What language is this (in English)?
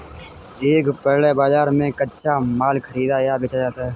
Hindi